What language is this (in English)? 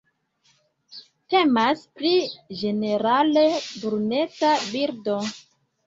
Esperanto